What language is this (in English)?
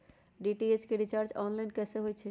Magahi